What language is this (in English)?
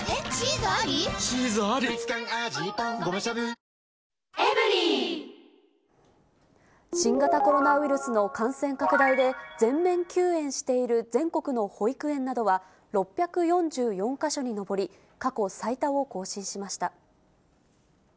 Japanese